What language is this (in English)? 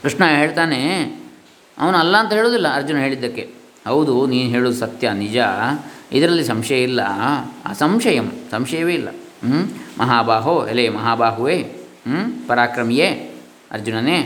Kannada